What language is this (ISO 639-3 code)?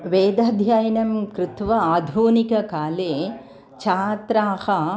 san